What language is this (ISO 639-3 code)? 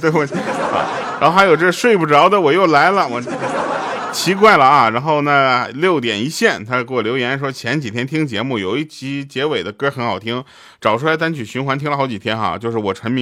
zho